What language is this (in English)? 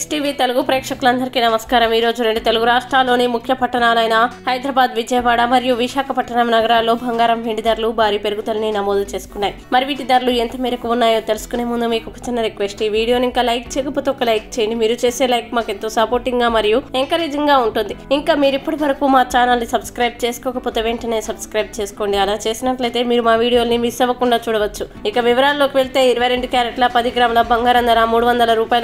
Romanian